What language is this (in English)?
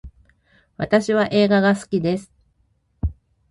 Japanese